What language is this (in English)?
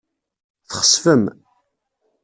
Kabyle